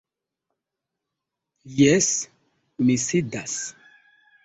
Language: Esperanto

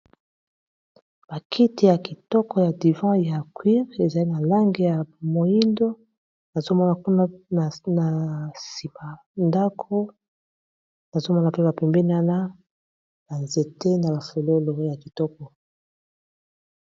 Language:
Lingala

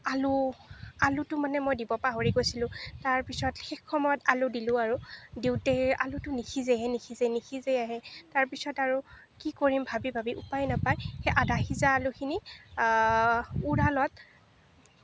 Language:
Assamese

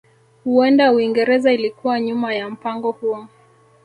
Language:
Swahili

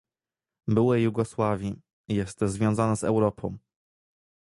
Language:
Polish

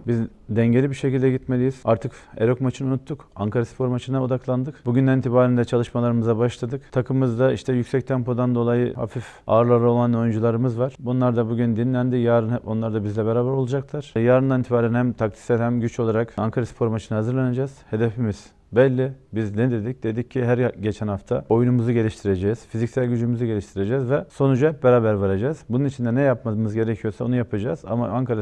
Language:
Turkish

